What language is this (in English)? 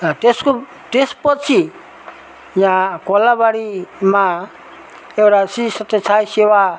Nepali